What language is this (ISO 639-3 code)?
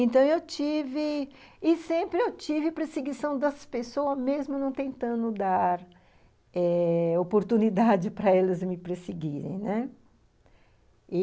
por